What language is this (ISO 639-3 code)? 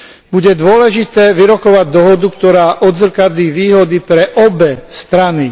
slk